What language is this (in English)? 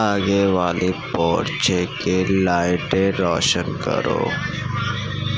Urdu